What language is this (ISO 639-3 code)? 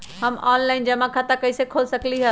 mag